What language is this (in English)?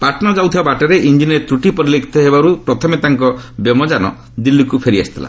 Odia